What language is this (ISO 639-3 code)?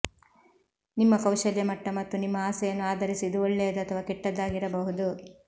kan